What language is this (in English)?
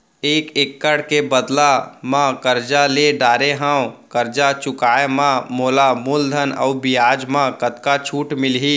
Chhattisgarhi